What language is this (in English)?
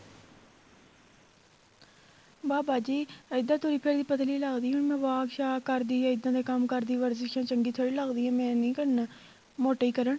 Punjabi